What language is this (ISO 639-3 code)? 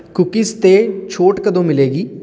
pan